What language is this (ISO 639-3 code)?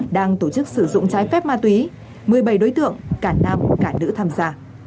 vie